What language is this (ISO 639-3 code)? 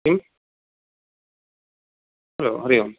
san